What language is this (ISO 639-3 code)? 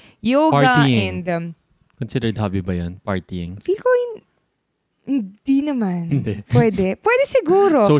fil